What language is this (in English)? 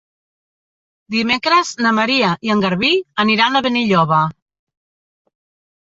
Catalan